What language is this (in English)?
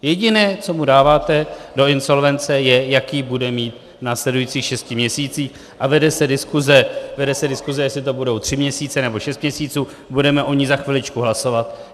Czech